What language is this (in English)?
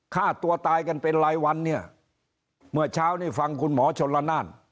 Thai